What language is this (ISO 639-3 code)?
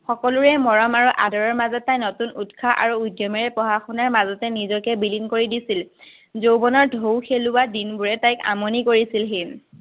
asm